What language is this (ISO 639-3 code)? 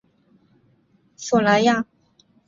zho